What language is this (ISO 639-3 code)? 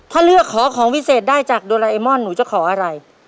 tha